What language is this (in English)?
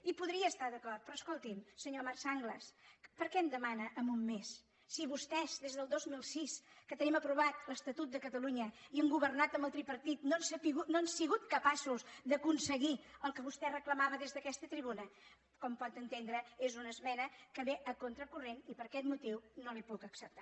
Catalan